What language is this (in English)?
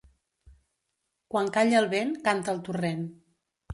Catalan